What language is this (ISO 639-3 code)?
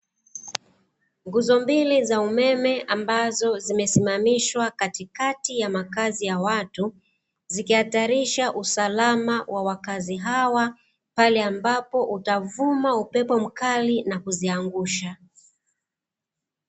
swa